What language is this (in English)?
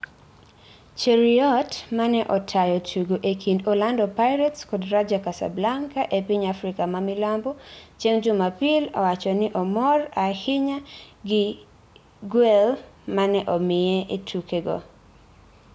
Luo (Kenya and Tanzania)